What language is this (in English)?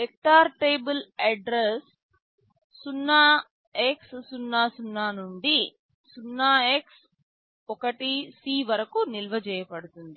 Telugu